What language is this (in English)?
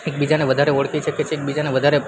Gujarati